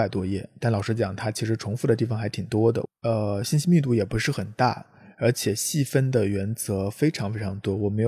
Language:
Chinese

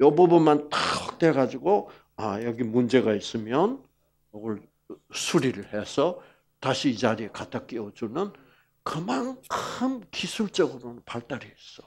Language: Korean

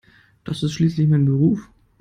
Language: German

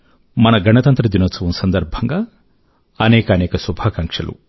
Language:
Telugu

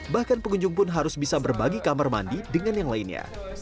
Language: Indonesian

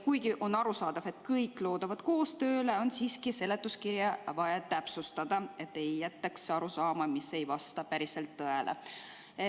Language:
Estonian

